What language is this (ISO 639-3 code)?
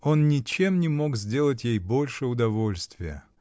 rus